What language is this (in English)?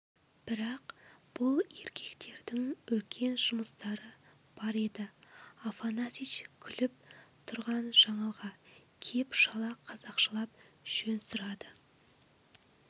Kazakh